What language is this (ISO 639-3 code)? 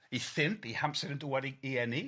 cym